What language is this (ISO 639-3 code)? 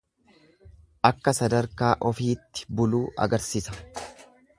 orm